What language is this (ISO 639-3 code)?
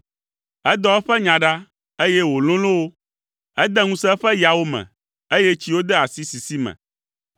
ewe